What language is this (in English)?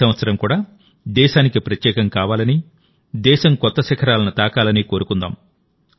Telugu